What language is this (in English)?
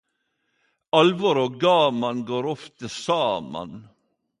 Norwegian Nynorsk